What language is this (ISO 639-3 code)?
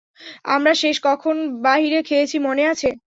ben